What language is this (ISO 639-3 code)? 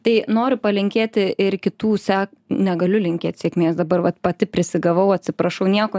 lit